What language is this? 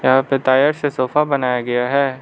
Hindi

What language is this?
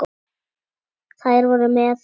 Icelandic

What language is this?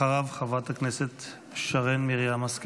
Hebrew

